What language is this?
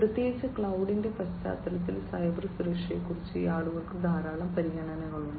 Malayalam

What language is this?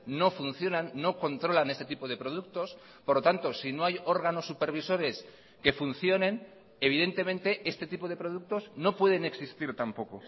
Spanish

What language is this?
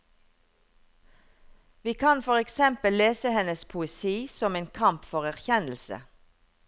Norwegian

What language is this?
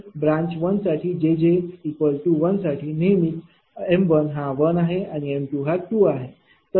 Marathi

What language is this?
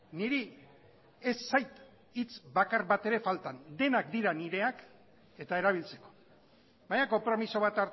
Basque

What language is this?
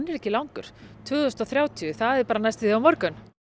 Icelandic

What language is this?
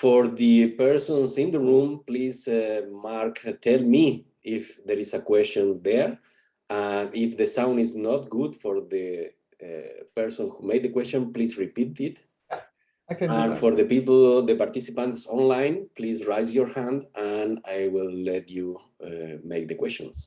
English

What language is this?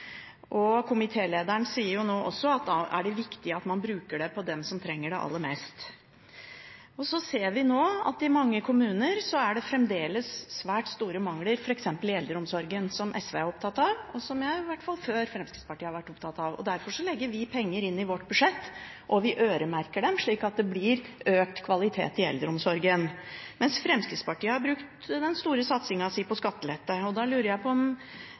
Norwegian Bokmål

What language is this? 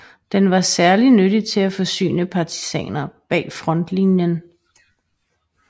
Danish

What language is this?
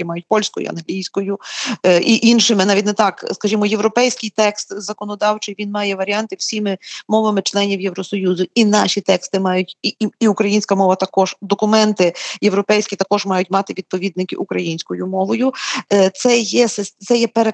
Ukrainian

